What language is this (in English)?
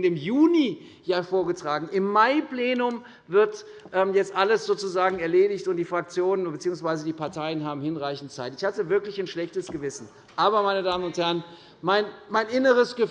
German